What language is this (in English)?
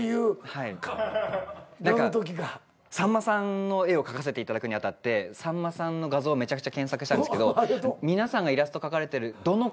Japanese